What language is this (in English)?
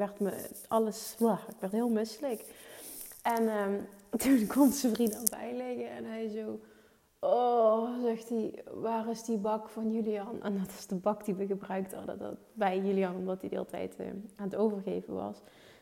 Dutch